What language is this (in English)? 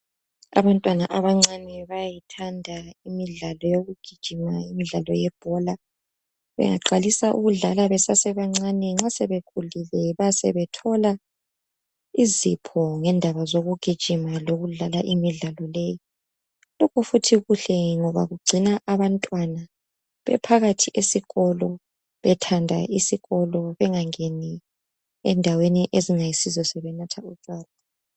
North Ndebele